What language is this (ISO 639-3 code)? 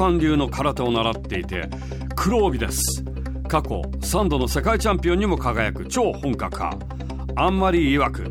jpn